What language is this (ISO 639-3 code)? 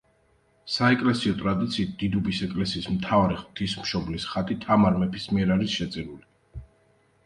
kat